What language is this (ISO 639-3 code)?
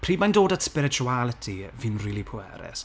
cym